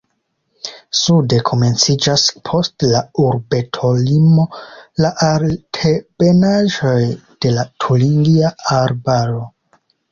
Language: Esperanto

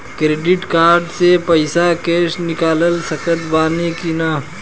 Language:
Bhojpuri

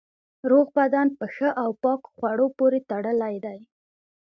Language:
Pashto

